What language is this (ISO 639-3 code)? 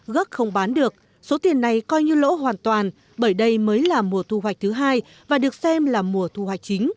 vie